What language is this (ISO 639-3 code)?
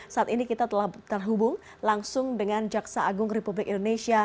ind